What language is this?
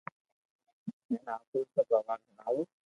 Loarki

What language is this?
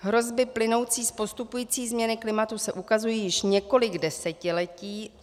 Czech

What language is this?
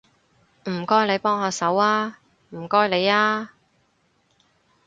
Cantonese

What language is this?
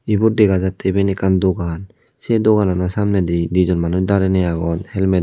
Chakma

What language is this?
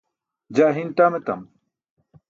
Burushaski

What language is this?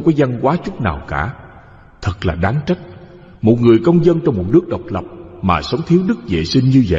Vietnamese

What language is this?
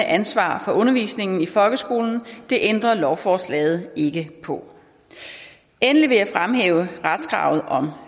Danish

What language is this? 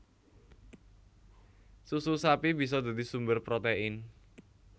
Javanese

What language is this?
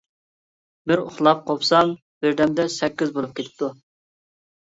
Uyghur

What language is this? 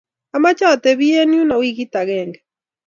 Kalenjin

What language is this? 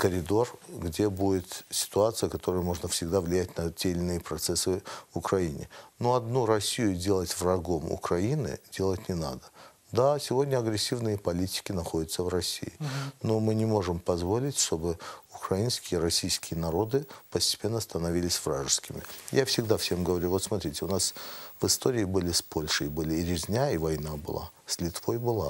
Russian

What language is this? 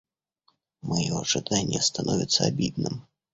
Russian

